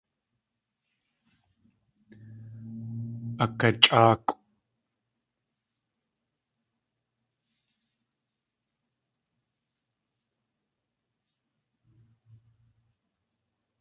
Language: Tlingit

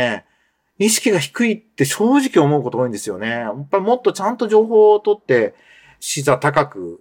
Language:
Japanese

